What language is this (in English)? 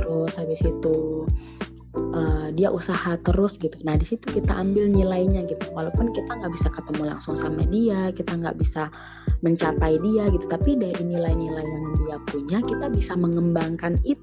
Indonesian